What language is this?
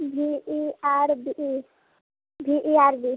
Maithili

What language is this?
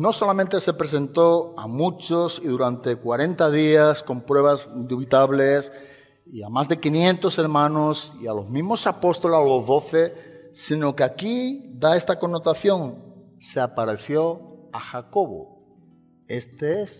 Spanish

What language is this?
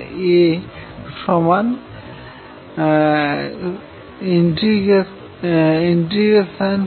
Bangla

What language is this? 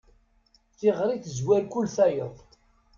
Kabyle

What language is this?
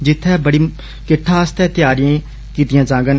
Dogri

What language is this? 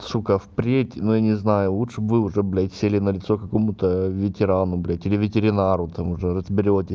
Russian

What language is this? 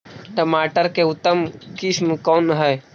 Magahi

